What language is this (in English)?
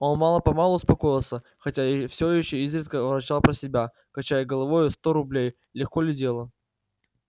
Russian